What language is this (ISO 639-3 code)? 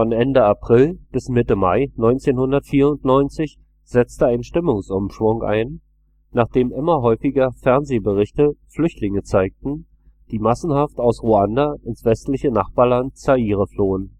deu